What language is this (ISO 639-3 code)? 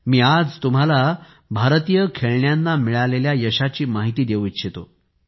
mar